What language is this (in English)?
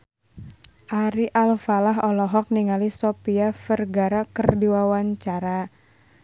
Sundanese